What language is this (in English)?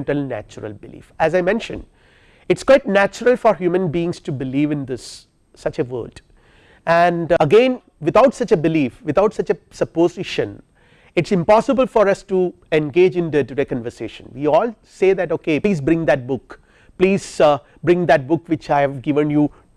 English